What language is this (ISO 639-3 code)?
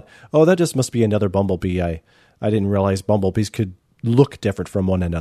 eng